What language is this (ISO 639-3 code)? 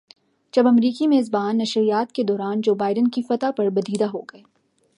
urd